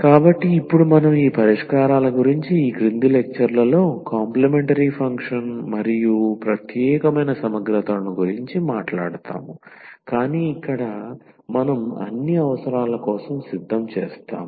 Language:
Telugu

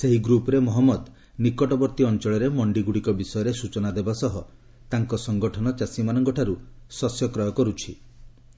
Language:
Odia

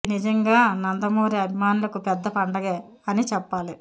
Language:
Telugu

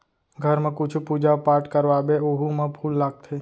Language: Chhattisgarhi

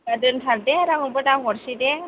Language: Bodo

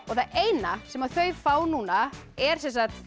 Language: Icelandic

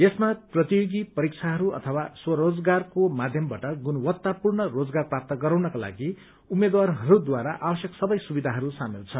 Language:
Nepali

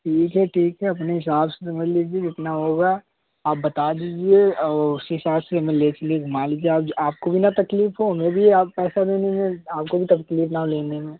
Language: Hindi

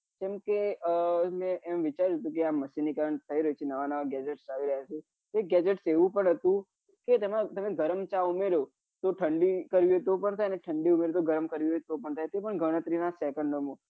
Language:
Gujarati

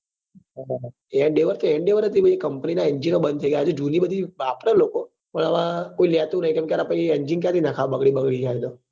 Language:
Gujarati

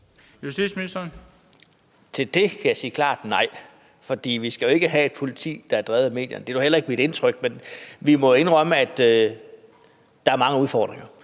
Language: Danish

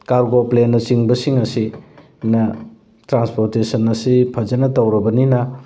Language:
Manipuri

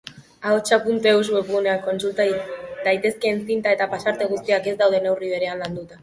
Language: Basque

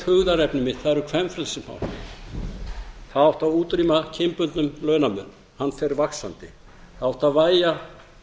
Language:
Icelandic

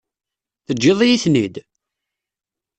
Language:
Kabyle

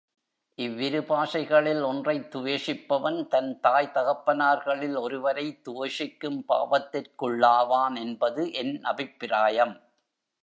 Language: Tamil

